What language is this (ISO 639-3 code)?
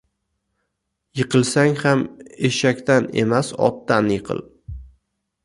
uzb